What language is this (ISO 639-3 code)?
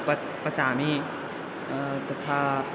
san